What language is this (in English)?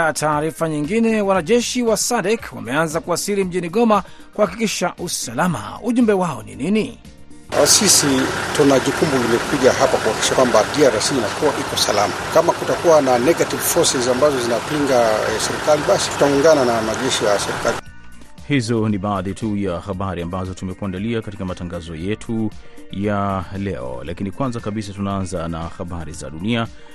Swahili